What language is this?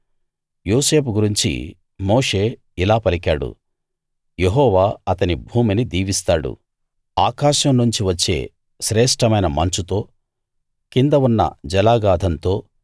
Telugu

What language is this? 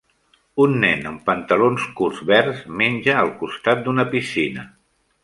Catalan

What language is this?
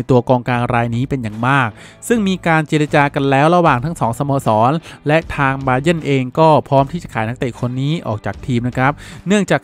Thai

